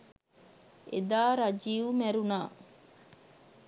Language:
Sinhala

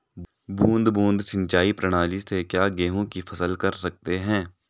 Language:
Hindi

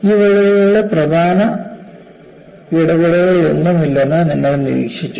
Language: Malayalam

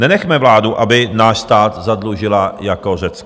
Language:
Czech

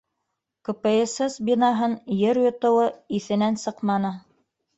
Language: Bashkir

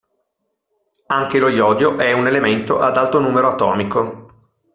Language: Italian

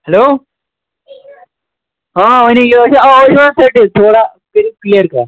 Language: Kashmiri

